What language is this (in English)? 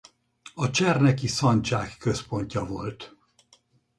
Hungarian